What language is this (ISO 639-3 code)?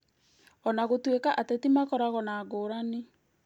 kik